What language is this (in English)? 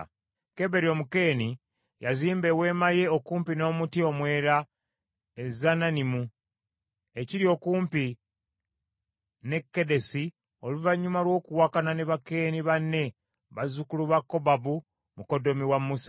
Ganda